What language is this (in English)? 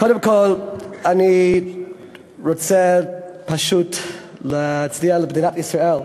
Hebrew